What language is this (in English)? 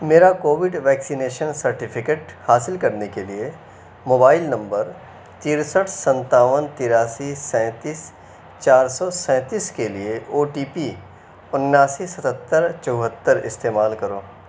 Urdu